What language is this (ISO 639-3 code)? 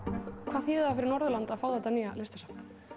isl